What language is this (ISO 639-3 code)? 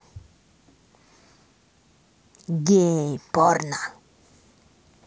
rus